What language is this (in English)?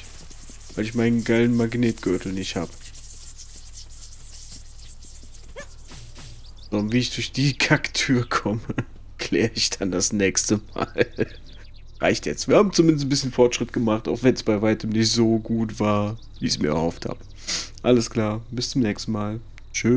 German